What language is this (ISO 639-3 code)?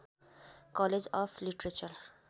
nep